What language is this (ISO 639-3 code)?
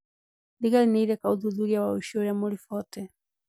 kik